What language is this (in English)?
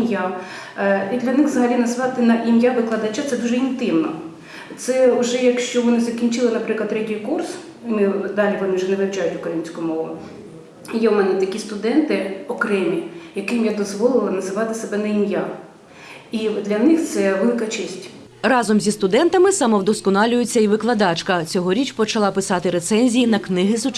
Ukrainian